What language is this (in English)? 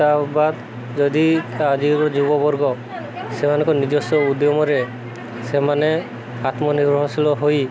Odia